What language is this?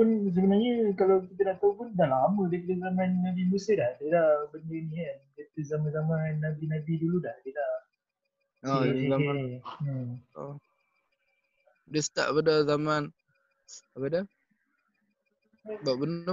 Malay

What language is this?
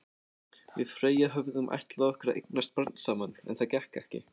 Icelandic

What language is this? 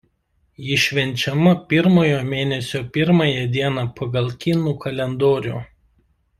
Lithuanian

